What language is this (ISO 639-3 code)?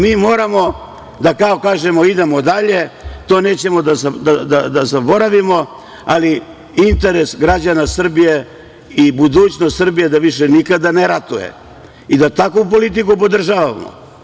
srp